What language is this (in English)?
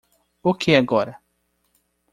Portuguese